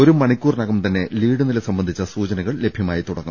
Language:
Malayalam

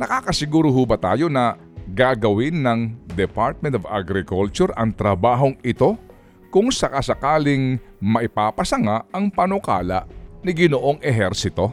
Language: Filipino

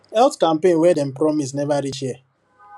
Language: Nigerian Pidgin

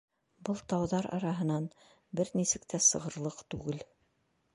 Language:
Bashkir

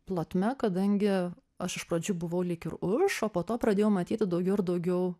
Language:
Lithuanian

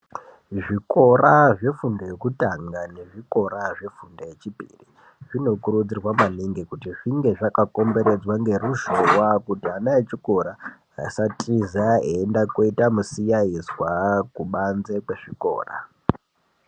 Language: Ndau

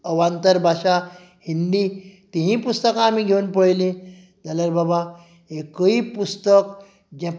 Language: Konkani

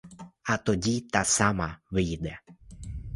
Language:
Ukrainian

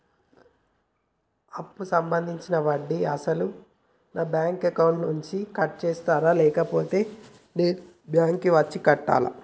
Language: Telugu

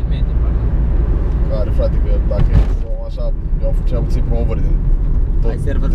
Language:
Romanian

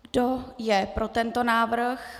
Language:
Czech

